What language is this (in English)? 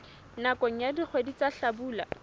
Southern Sotho